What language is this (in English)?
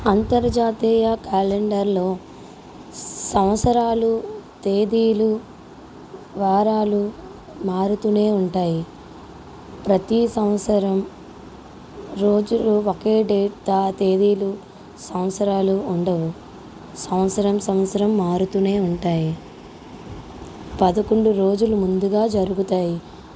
Telugu